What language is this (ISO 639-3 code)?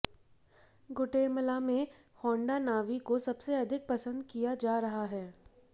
hin